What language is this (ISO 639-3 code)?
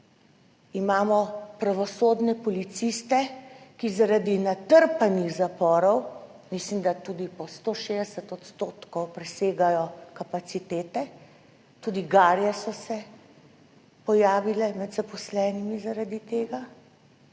slv